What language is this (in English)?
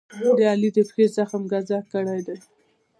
Pashto